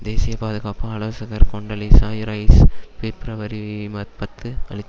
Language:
Tamil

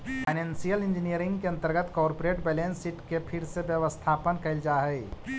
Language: Magahi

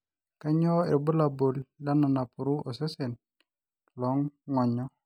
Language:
Masai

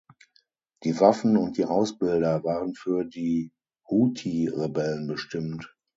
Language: German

